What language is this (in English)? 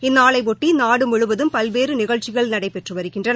Tamil